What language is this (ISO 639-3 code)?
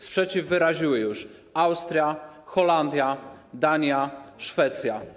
pol